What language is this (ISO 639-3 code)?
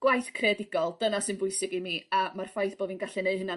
cym